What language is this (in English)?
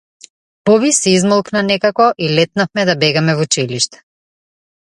Macedonian